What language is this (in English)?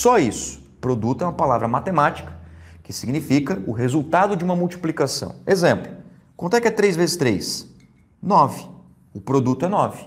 Portuguese